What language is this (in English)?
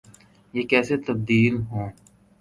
Urdu